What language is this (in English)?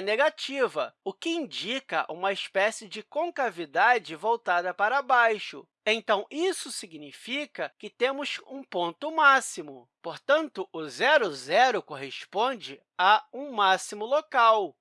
Portuguese